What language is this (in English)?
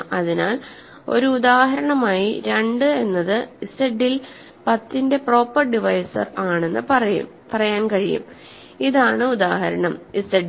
Malayalam